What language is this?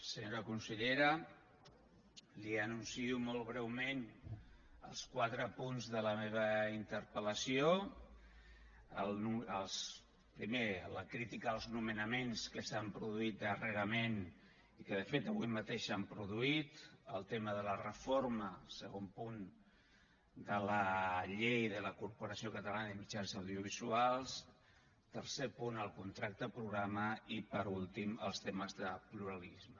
Catalan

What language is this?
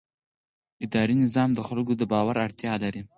Pashto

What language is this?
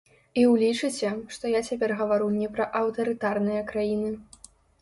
Belarusian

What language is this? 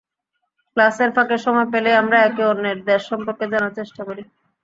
Bangla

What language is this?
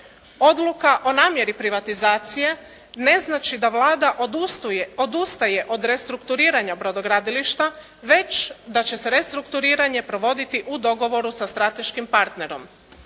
Croatian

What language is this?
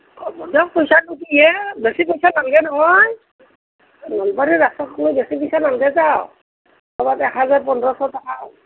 Assamese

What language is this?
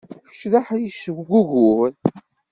Kabyle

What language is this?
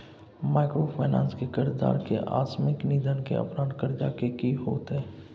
Maithili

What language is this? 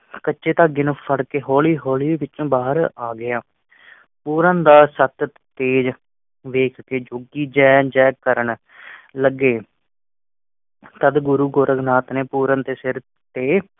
Punjabi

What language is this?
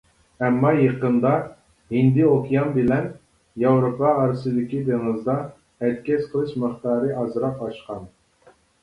Uyghur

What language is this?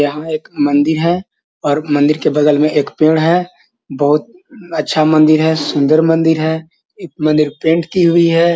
Magahi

